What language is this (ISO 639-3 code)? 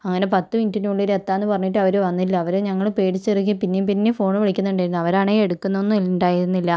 mal